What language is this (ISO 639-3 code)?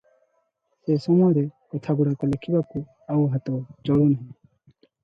ori